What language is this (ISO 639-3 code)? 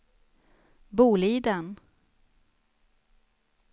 swe